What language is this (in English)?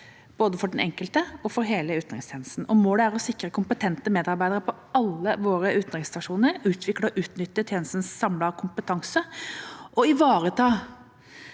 Norwegian